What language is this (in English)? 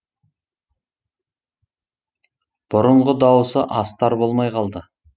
Kazakh